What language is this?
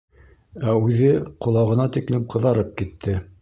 Bashkir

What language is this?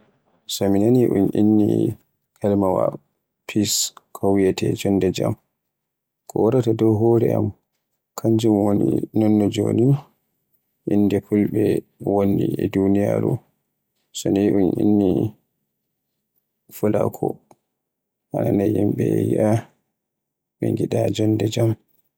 Borgu Fulfulde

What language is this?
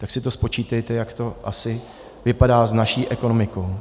Czech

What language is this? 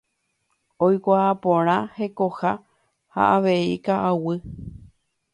Guarani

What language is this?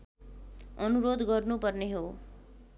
Nepali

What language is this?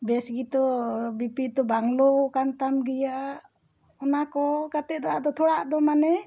Santali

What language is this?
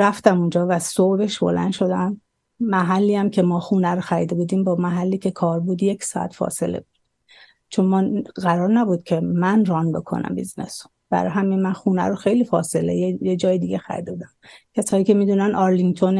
Persian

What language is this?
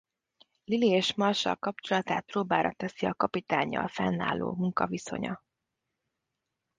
Hungarian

